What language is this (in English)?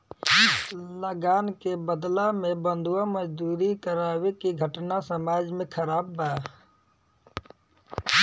Bhojpuri